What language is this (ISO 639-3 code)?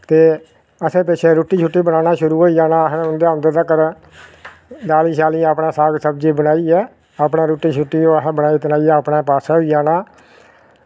doi